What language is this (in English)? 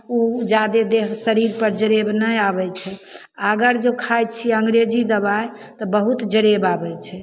Maithili